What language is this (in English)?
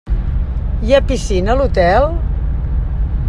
Catalan